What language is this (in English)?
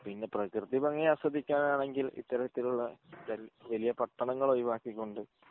Malayalam